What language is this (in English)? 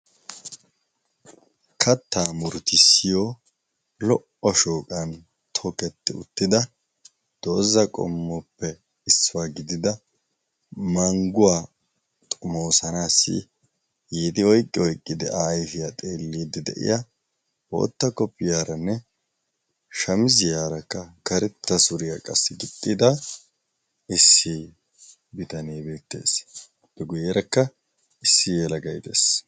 Wolaytta